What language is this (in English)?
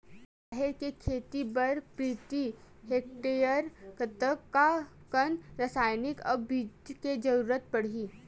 Chhattisgarhi